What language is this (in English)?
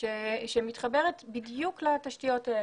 Hebrew